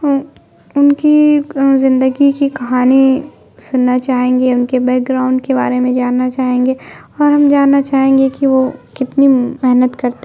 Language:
Urdu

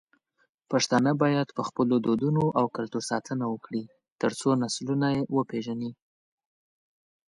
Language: Pashto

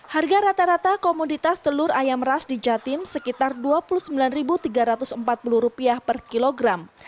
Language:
Indonesian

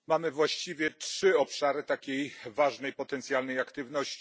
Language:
Polish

